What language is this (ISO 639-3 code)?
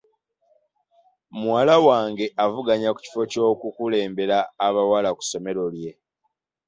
lug